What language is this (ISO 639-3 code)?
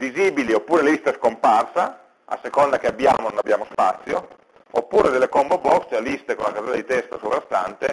ita